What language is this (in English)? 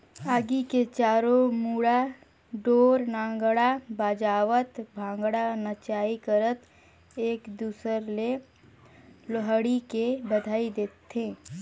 Chhattisgarhi